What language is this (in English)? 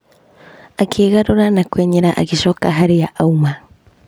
Kikuyu